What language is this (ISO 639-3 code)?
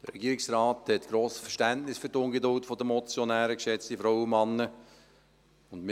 gsw